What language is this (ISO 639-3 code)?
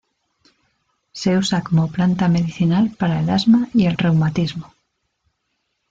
spa